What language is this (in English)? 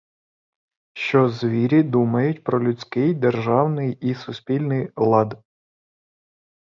Ukrainian